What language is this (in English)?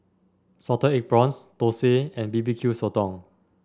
English